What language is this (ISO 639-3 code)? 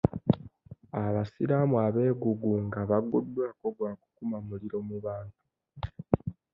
lug